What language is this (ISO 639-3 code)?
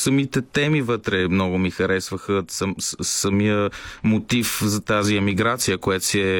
bul